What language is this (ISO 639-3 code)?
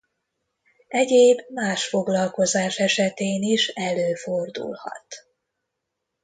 hun